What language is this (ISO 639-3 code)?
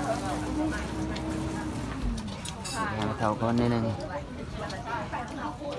tha